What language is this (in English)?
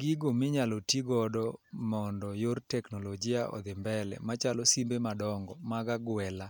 Luo (Kenya and Tanzania)